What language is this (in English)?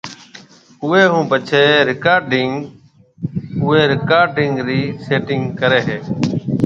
Marwari (Pakistan)